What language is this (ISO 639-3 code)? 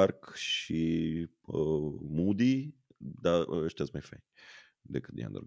ron